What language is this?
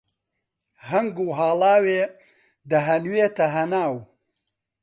Central Kurdish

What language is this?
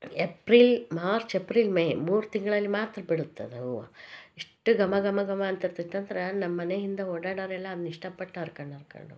Kannada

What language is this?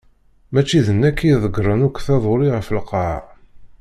Kabyle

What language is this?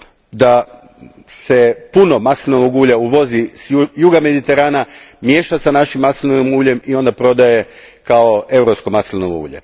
Croatian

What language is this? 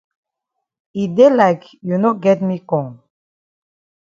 Cameroon Pidgin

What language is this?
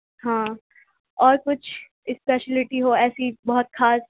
Urdu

